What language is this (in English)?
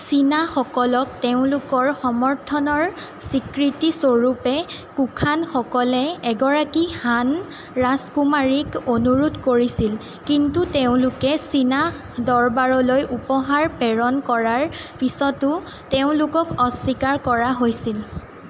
Assamese